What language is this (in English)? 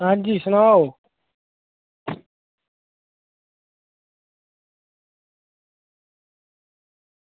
Dogri